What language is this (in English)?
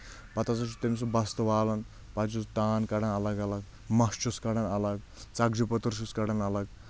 Kashmiri